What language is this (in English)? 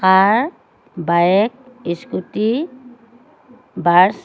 Assamese